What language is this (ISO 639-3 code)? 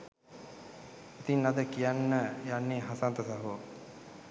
sin